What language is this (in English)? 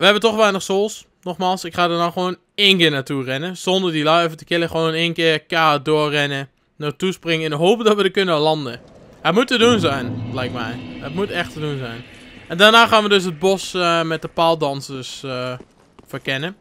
Dutch